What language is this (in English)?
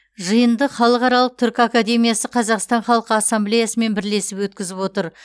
Kazakh